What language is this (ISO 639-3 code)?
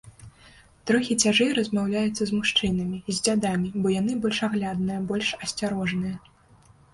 bel